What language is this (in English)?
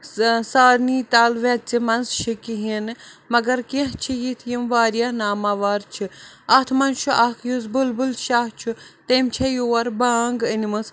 Kashmiri